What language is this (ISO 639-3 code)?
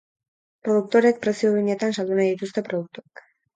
eus